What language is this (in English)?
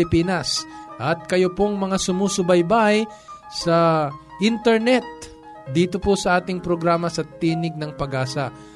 Filipino